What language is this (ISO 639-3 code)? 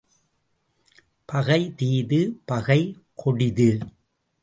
tam